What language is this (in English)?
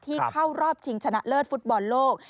Thai